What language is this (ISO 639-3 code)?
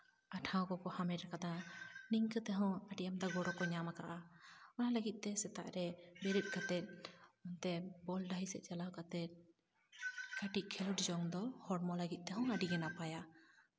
sat